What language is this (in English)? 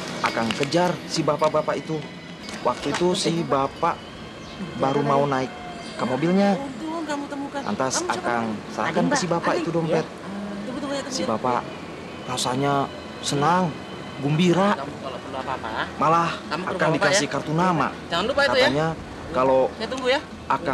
Indonesian